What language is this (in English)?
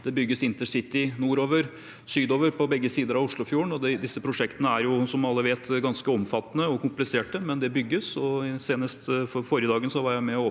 Norwegian